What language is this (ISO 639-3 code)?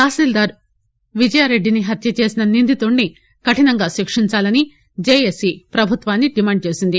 tel